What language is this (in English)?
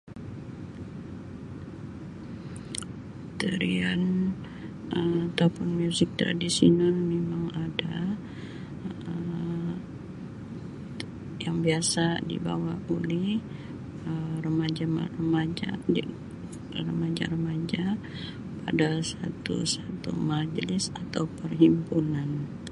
Sabah Malay